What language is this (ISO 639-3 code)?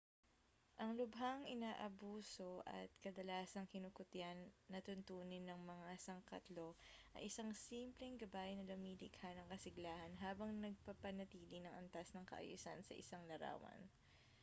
fil